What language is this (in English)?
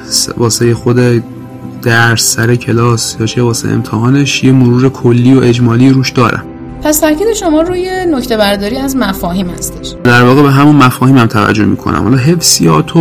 Persian